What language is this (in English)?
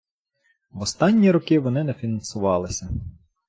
Ukrainian